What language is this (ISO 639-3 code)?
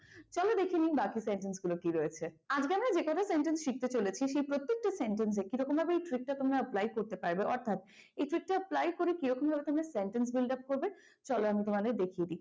ben